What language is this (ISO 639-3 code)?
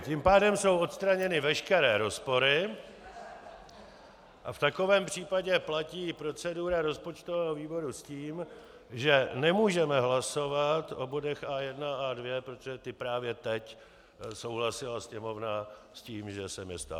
ces